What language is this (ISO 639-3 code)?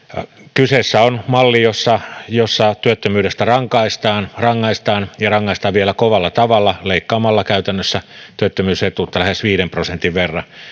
fin